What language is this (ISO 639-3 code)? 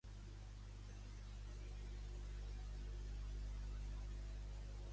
cat